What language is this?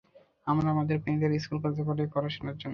Bangla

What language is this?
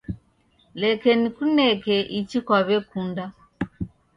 Taita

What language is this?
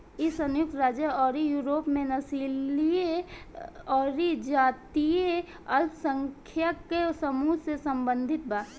Bhojpuri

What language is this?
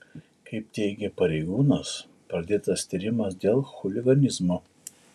Lithuanian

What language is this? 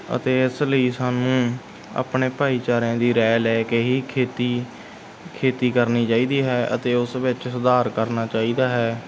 Punjabi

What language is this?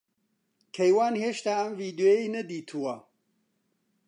Central Kurdish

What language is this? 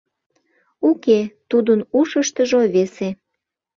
Mari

